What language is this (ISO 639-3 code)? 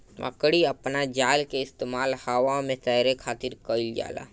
bho